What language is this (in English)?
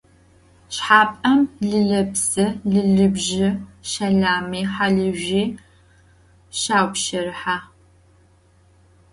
Adyghe